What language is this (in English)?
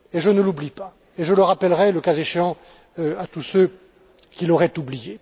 French